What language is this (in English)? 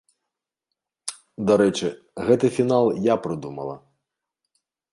Belarusian